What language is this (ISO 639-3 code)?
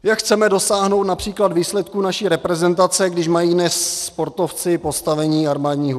ces